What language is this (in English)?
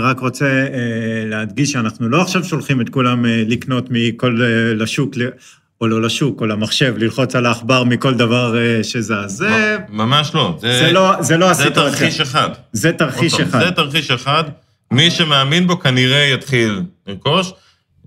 Hebrew